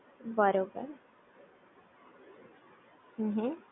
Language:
Gujarati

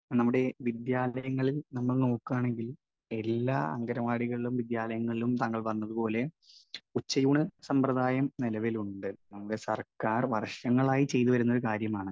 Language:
Malayalam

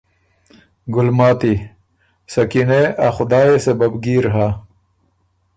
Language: Ormuri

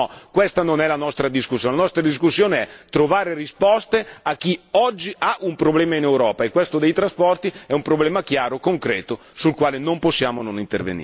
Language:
Italian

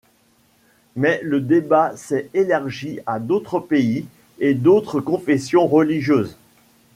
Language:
French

